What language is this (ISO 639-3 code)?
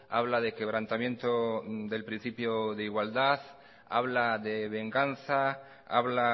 spa